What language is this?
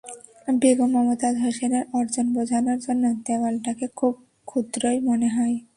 Bangla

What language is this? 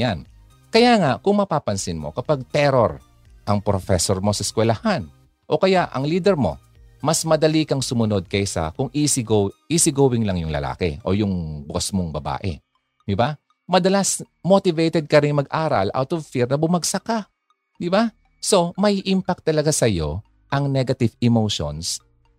Filipino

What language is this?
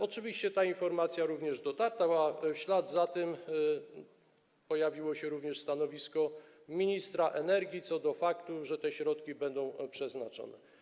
Polish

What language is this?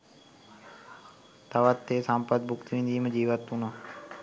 Sinhala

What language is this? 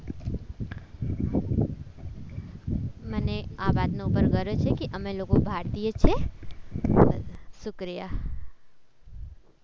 Gujarati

